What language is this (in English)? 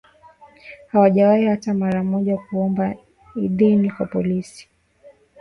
Swahili